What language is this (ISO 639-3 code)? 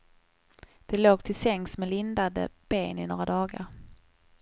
swe